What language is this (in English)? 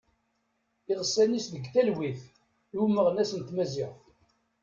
Kabyle